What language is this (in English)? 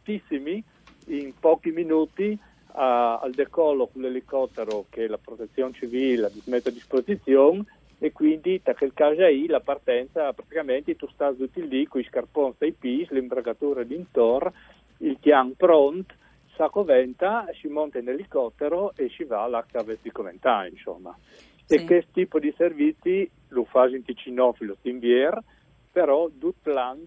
Italian